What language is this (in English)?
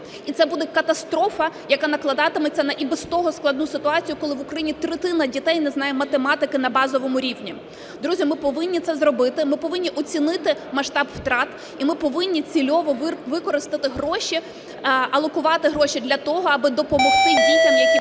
Ukrainian